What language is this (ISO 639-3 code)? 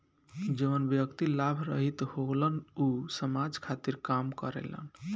bho